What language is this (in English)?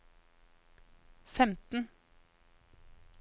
Norwegian